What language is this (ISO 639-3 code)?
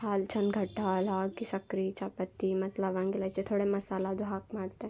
kan